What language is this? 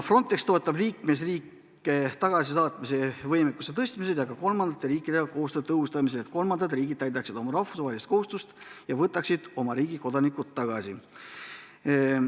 Estonian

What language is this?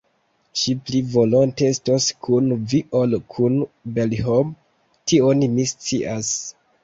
Esperanto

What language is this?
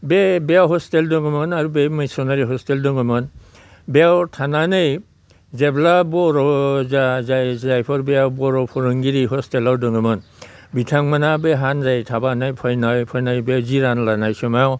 Bodo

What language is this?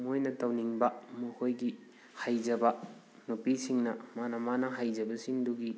Manipuri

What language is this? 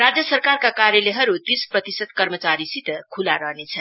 Nepali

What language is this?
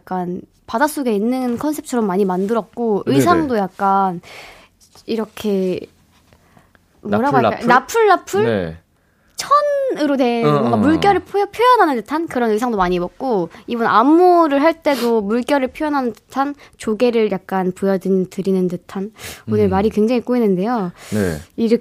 Korean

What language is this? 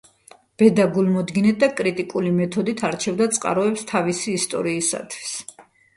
Georgian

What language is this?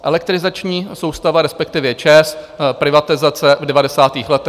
Czech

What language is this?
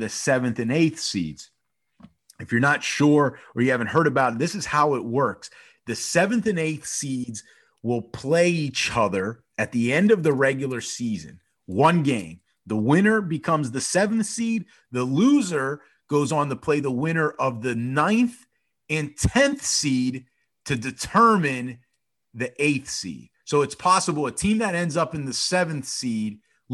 English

